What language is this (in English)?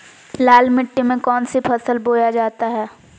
Magahi